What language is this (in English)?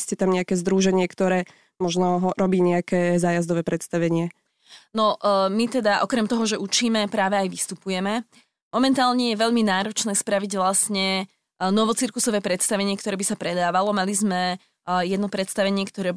Slovak